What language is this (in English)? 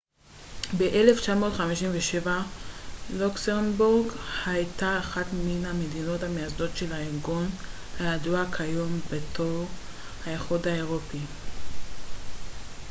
Hebrew